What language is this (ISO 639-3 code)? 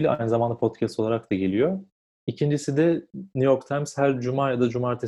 tur